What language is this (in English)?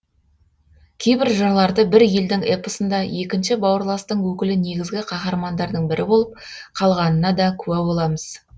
Kazakh